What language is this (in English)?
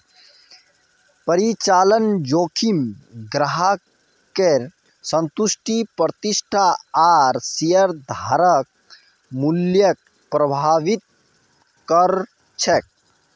Magahi